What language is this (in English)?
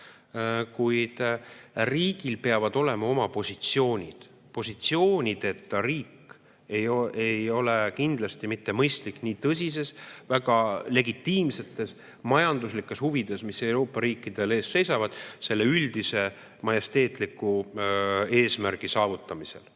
Estonian